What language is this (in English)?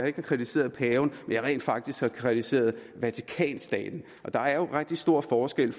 Danish